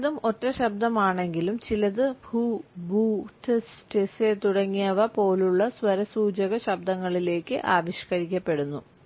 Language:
Malayalam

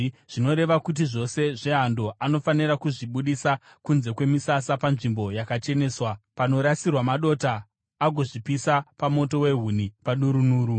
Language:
Shona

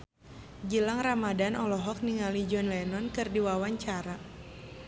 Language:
Sundanese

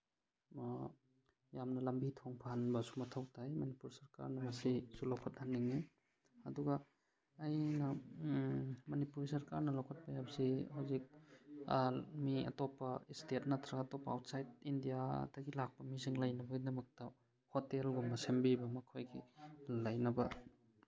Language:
Manipuri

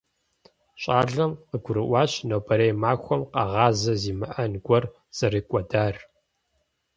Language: Kabardian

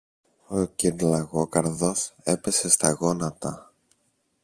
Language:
Greek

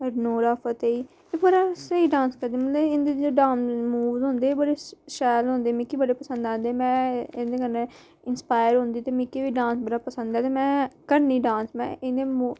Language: Dogri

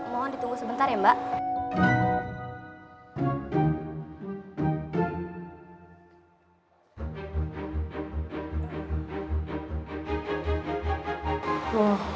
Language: Indonesian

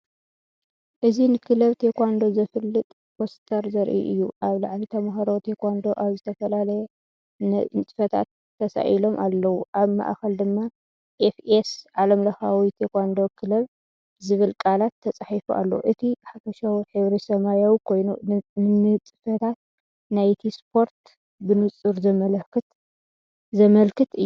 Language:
Tigrinya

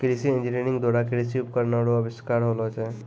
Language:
Maithili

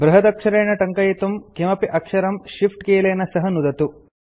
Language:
Sanskrit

